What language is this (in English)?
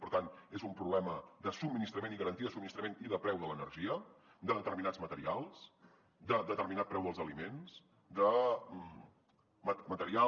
Catalan